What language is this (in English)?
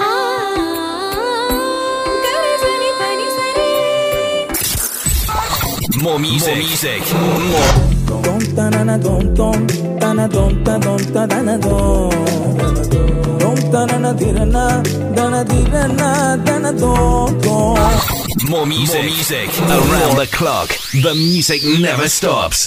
Urdu